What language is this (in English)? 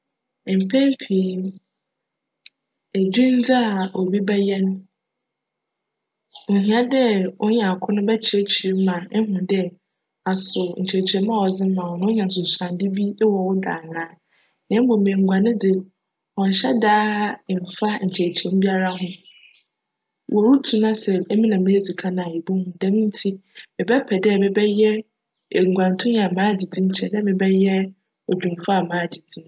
Akan